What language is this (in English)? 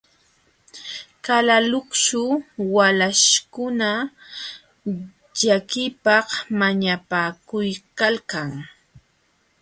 Jauja Wanca Quechua